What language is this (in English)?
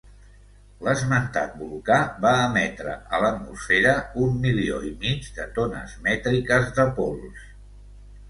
Catalan